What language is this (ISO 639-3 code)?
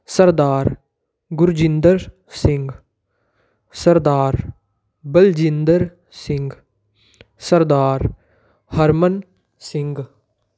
pan